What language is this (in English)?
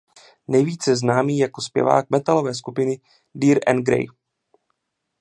Czech